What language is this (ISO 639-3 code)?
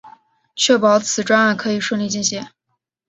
zho